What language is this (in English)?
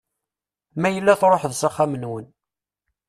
Kabyle